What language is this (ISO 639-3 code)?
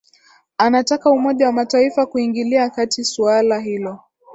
swa